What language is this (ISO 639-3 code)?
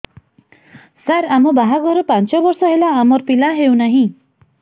ori